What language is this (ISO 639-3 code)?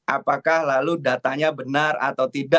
ind